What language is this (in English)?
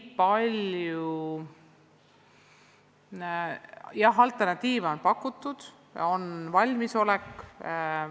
Estonian